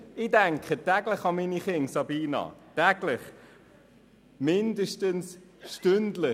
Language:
Swiss German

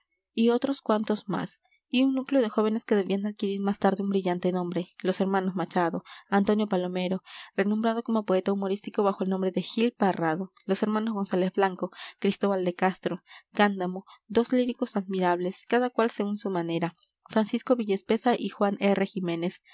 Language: Spanish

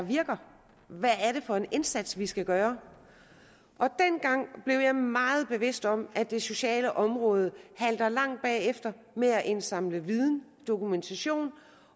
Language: Danish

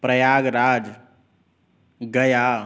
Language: Sanskrit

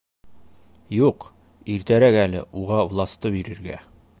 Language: Bashkir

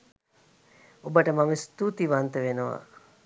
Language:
Sinhala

